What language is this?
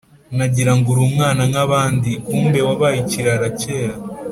Kinyarwanda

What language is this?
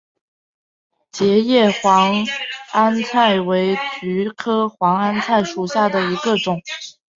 Chinese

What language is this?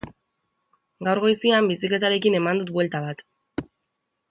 Basque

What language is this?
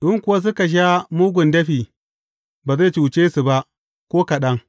Hausa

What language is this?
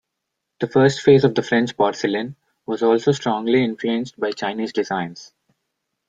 English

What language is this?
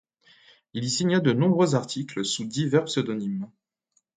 French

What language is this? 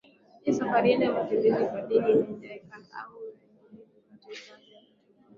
Swahili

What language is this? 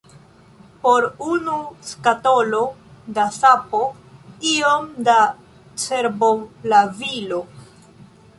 Esperanto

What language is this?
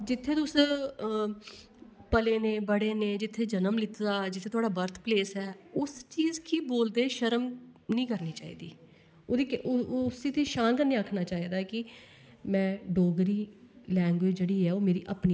Dogri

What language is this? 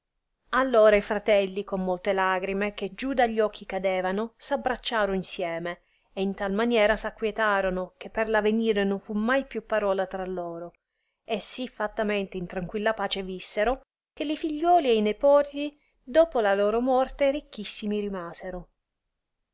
Italian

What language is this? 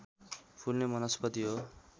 Nepali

